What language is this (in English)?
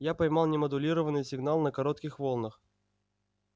Russian